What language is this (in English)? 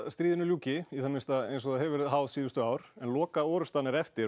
Icelandic